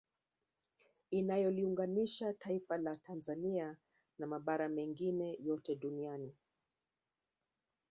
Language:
Swahili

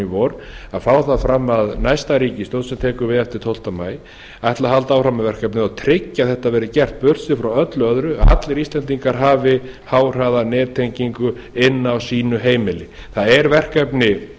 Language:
Icelandic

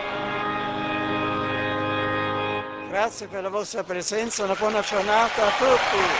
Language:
Czech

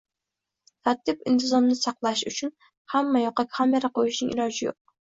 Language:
Uzbek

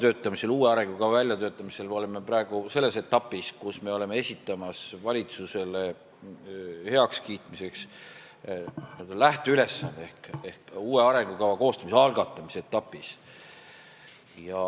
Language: Estonian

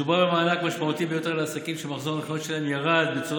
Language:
Hebrew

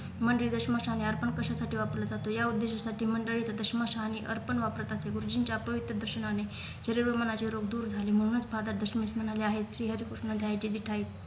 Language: Marathi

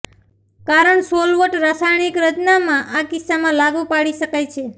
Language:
Gujarati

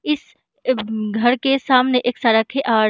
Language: Hindi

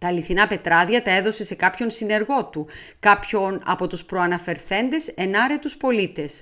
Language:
Greek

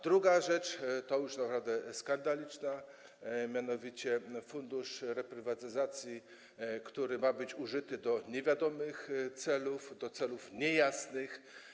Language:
Polish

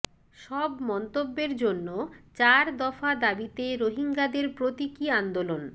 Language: Bangla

